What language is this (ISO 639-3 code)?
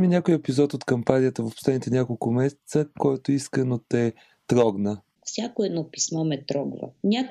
bul